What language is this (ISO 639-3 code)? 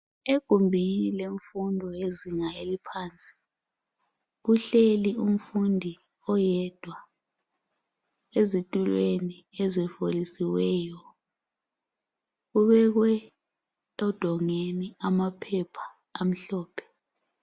nde